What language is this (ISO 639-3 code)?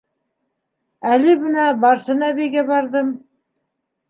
bak